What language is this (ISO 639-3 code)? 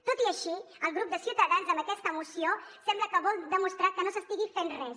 cat